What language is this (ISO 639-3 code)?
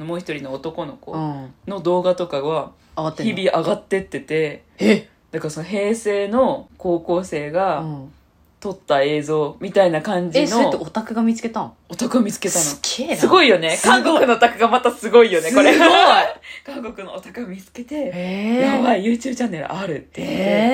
jpn